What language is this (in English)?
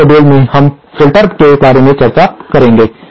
Hindi